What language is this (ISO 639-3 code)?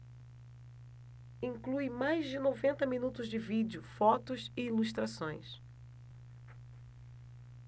por